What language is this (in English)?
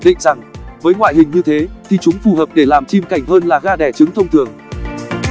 Vietnamese